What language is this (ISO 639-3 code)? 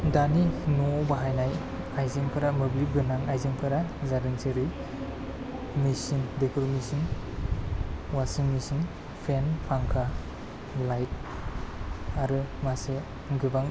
brx